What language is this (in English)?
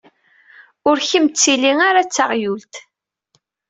Kabyle